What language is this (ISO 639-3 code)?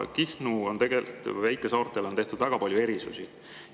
est